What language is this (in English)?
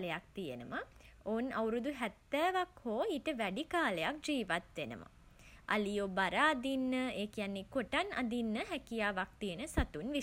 Sinhala